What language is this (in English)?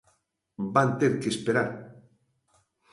Galician